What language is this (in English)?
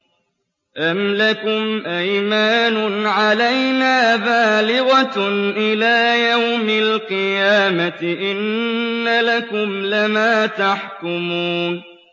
Arabic